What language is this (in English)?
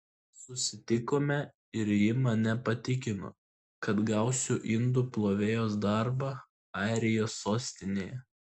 Lithuanian